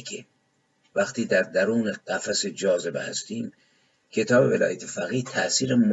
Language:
Persian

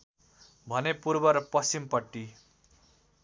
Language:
Nepali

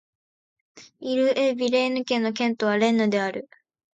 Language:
Japanese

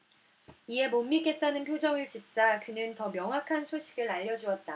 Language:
Korean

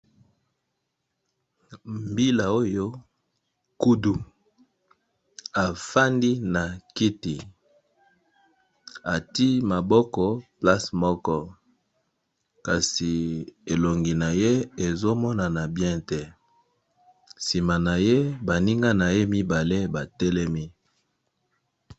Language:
Lingala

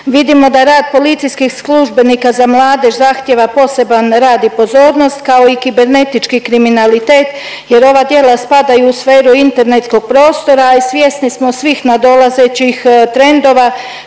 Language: Croatian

